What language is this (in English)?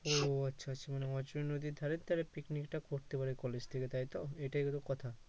Bangla